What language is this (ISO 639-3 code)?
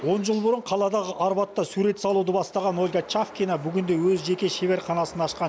kaz